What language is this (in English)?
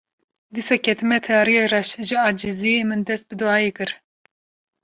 Kurdish